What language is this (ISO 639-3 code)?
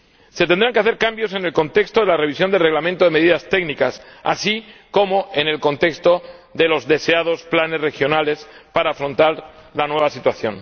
spa